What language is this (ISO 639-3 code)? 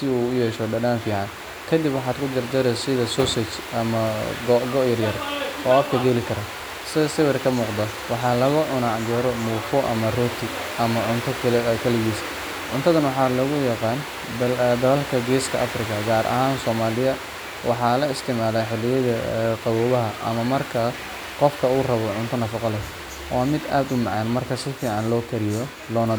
som